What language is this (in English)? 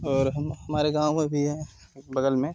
Hindi